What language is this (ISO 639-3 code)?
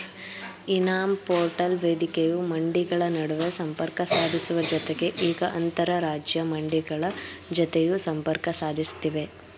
kan